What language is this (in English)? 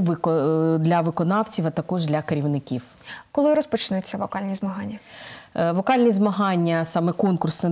Ukrainian